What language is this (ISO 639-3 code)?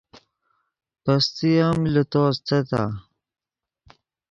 ydg